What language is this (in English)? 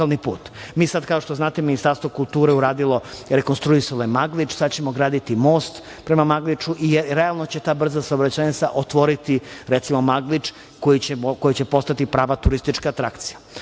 Serbian